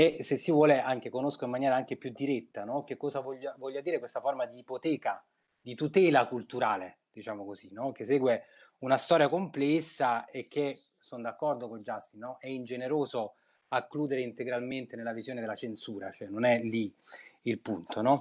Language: Italian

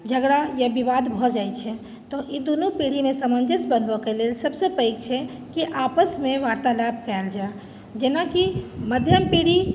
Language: Maithili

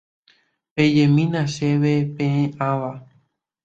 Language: Guarani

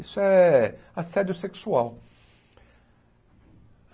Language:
Portuguese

